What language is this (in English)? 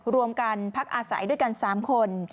Thai